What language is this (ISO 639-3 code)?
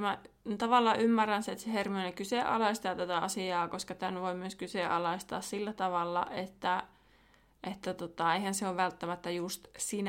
fin